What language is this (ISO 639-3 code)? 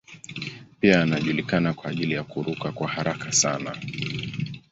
swa